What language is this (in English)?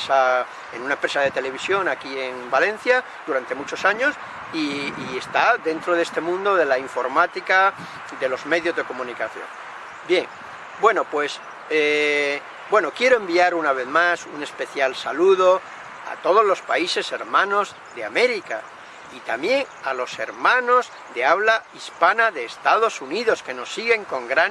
Spanish